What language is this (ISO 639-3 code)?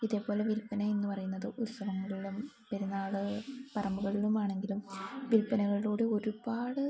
mal